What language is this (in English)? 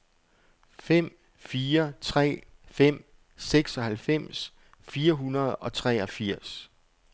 Danish